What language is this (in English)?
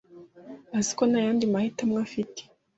Kinyarwanda